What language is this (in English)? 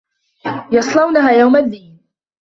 Arabic